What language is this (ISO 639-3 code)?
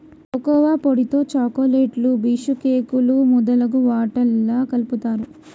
tel